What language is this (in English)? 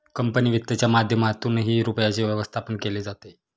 Marathi